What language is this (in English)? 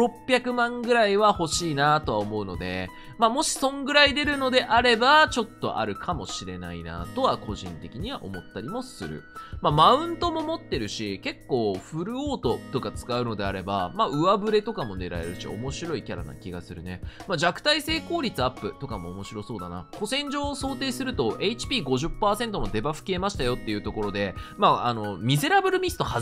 Japanese